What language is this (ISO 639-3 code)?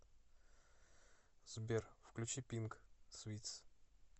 rus